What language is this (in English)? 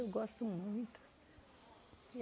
Portuguese